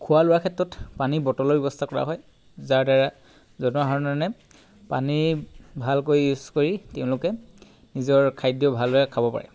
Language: Assamese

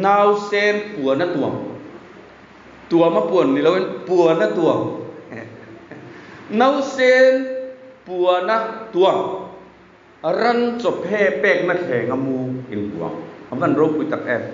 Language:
Thai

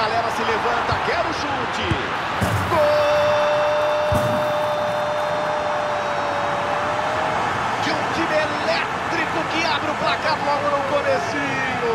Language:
Portuguese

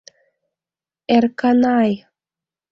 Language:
Mari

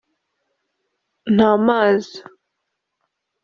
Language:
Kinyarwanda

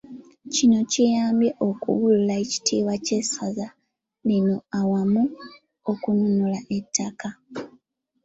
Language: Ganda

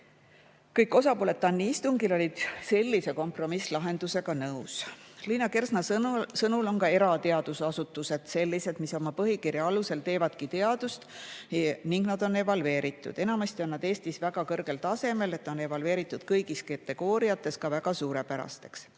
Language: Estonian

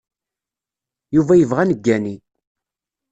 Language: Kabyle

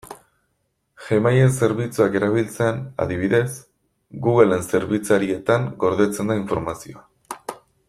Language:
Basque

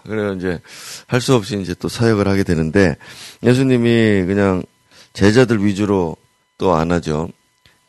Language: Korean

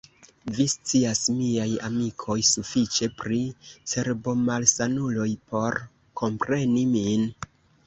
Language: Esperanto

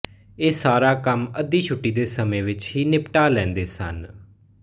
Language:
Punjabi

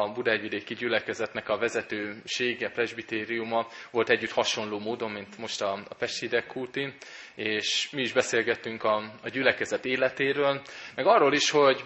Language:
Hungarian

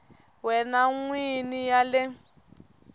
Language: Tsonga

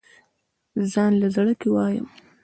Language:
Pashto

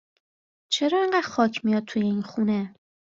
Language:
Persian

